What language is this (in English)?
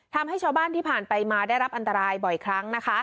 Thai